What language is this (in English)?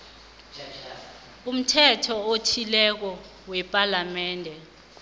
South Ndebele